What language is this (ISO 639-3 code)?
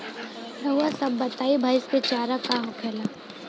bho